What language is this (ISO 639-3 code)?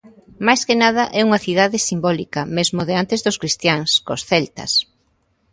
glg